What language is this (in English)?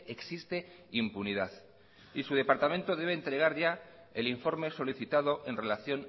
Spanish